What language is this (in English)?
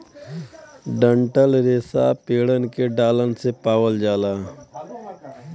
Bhojpuri